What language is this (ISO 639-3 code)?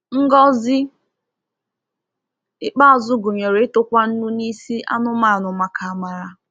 ibo